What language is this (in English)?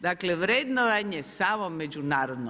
Croatian